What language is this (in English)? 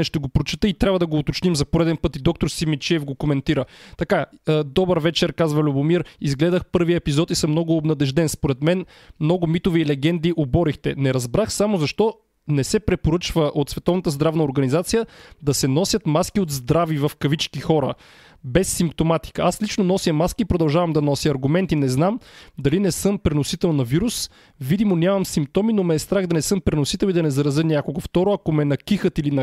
Bulgarian